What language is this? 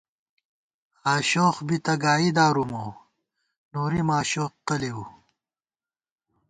Gawar-Bati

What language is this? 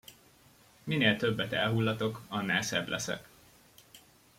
Hungarian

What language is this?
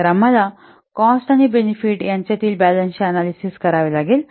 Marathi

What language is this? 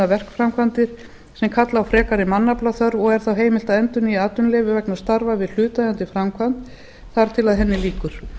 Icelandic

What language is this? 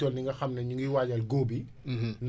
Wolof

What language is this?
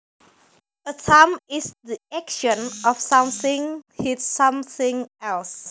Javanese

